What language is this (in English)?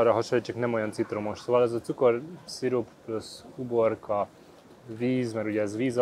Hungarian